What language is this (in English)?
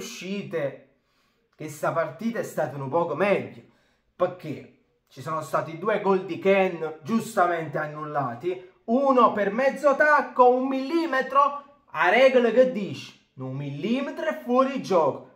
Italian